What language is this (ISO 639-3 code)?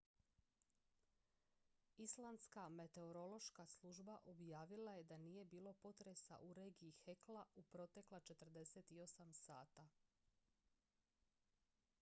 hrv